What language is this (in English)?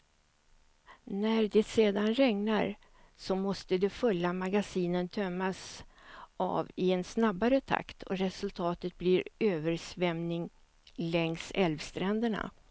Swedish